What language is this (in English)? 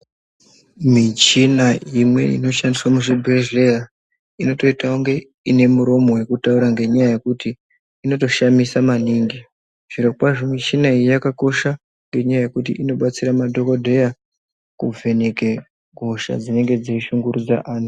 Ndau